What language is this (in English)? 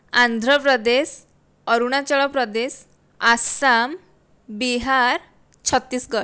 Odia